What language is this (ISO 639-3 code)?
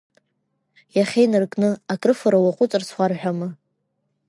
abk